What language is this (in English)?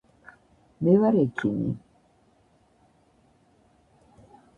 Georgian